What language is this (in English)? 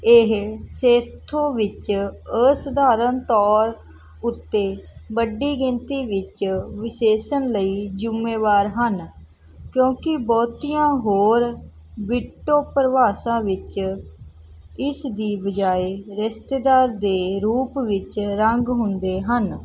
Punjabi